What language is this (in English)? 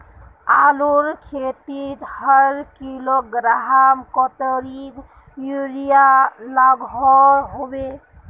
Magahi